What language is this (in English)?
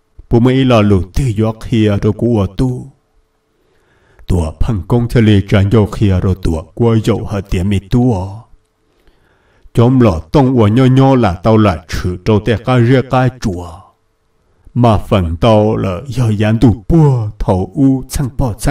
Vietnamese